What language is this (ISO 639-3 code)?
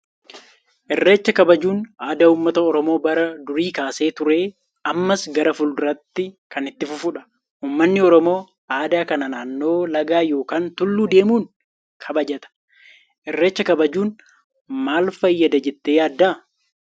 orm